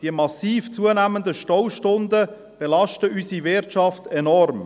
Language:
Swiss German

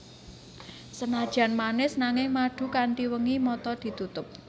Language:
Javanese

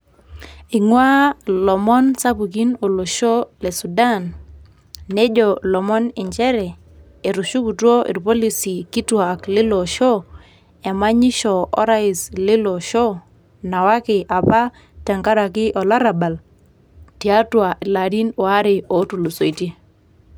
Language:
Masai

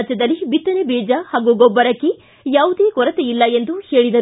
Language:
Kannada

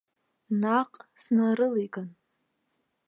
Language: Abkhazian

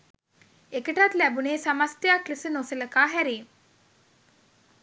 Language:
Sinhala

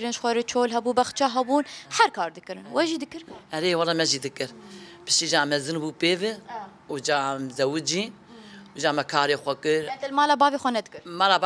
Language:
Arabic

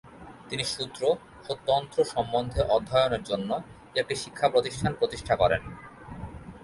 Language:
Bangla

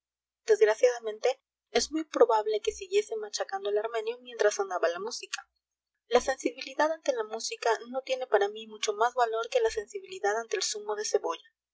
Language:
Spanish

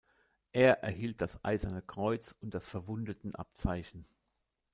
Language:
German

